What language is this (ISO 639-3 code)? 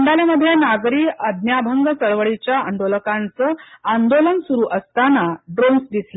mar